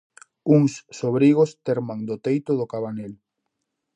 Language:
Galician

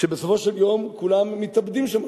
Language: Hebrew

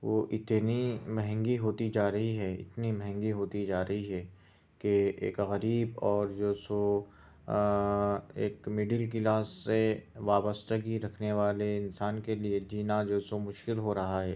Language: Urdu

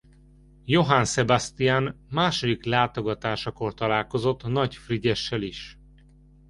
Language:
Hungarian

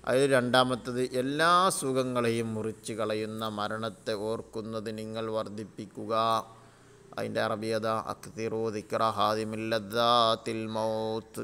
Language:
Arabic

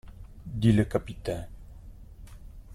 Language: French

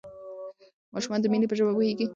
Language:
Pashto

